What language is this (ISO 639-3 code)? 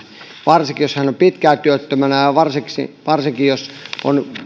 fin